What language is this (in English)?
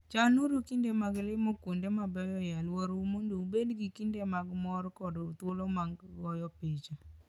Luo (Kenya and Tanzania)